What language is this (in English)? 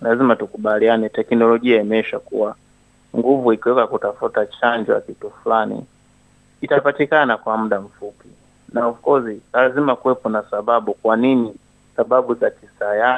Swahili